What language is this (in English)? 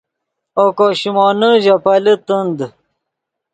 Yidgha